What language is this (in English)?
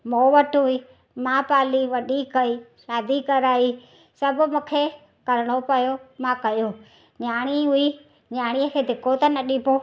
Sindhi